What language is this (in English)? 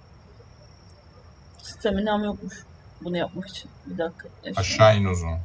Turkish